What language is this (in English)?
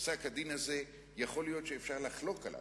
Hebrew